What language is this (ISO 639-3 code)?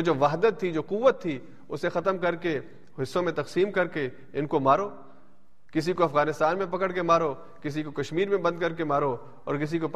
urd